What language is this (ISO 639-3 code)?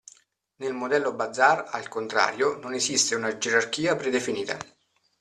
ita